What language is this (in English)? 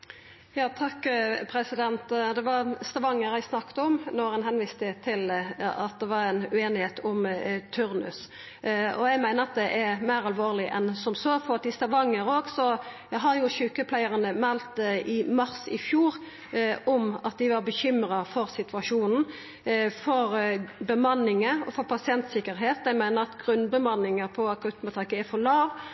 Norwegian